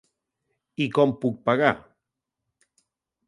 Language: Catalan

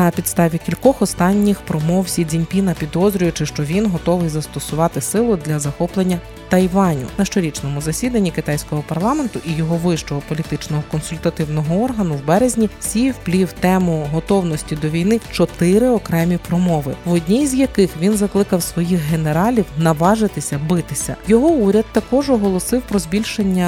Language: Ukrainian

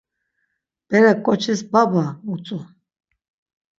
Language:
Laz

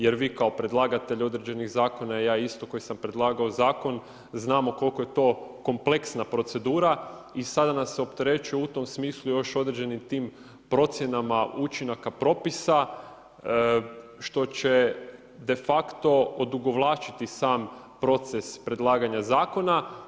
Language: Croatian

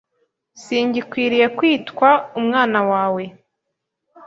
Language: Kinyarwanda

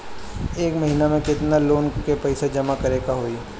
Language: Bhojpuri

